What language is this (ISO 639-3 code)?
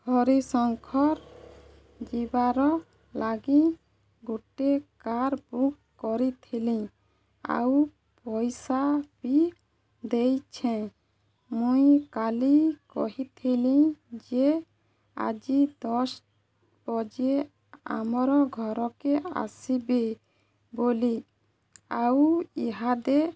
ori